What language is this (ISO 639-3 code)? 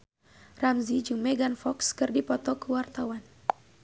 sun